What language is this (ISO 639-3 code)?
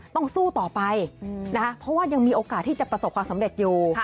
tha